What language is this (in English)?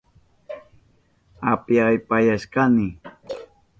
Southern Pastaza Quechua